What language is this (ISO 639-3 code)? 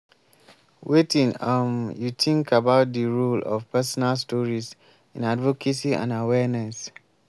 pcm